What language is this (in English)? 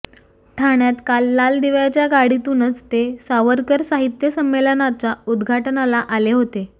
Marathi